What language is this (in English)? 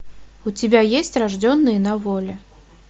Russian